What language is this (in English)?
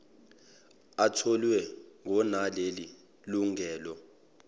Zulu